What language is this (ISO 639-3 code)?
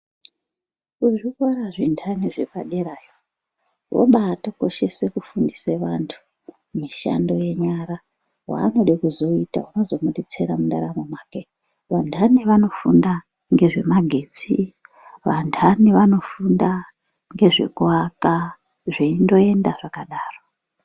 ndc